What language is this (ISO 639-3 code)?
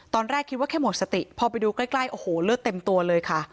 tha